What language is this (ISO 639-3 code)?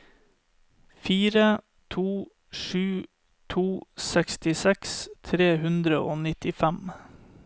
nor